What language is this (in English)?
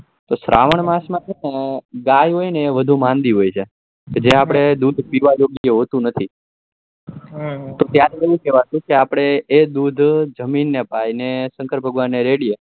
Gujarati